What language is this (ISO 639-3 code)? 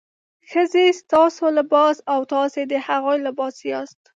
pus